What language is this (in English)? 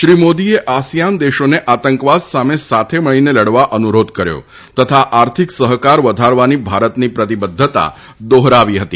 Gujarati